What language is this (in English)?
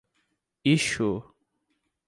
Portuguese